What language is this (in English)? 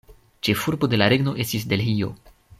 Esperanto